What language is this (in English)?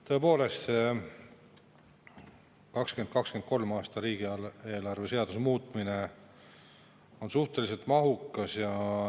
Estonian